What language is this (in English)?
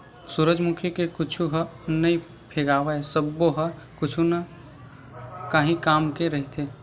Chhattisgarhi